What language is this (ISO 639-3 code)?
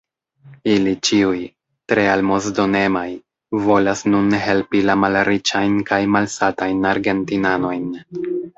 epo